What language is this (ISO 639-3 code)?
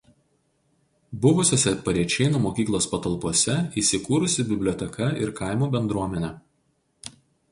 lit